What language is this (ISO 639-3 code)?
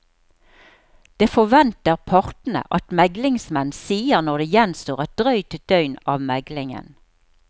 nor